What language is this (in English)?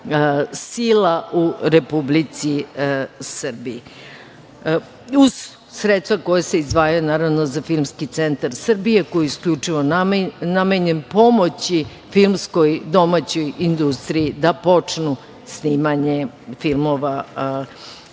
Serbian